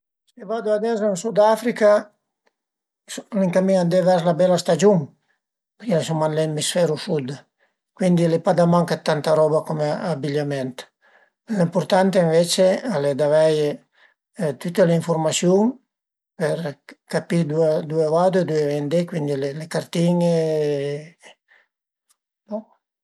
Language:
Piedmontese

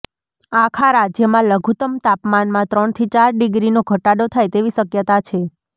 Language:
Gujarati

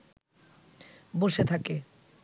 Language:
Bangla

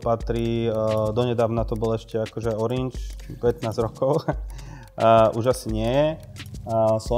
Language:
Slovak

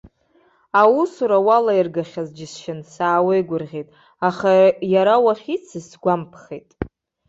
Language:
Abkhazian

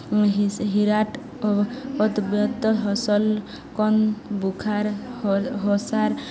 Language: Odia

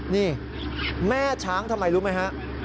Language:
Thai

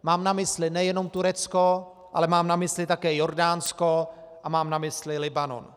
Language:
Czech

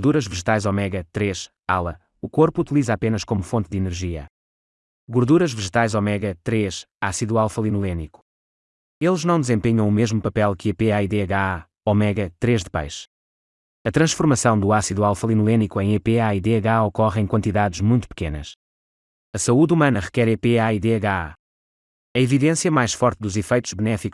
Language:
Portuguese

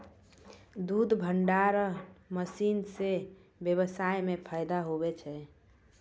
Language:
Maithili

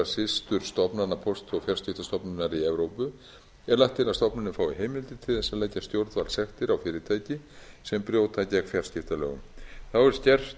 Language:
Icelandic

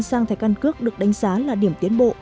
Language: Vietnamese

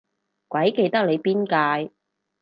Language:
Cantonese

